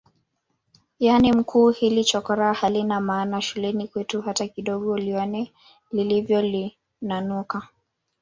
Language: Swahili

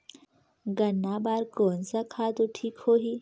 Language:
Chhattisgarhi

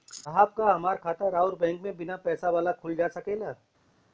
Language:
Bhojpuri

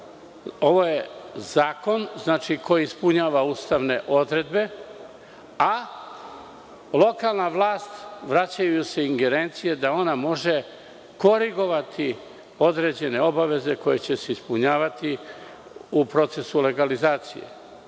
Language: Serbian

